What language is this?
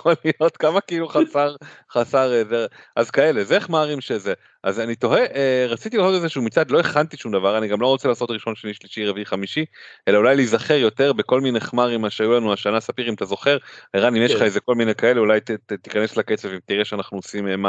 Hebrew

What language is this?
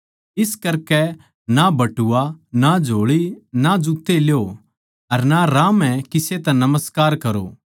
Haryanvi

